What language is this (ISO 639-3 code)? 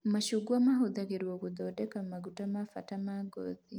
kik